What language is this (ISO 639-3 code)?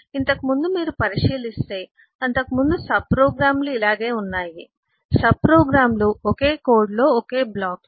tel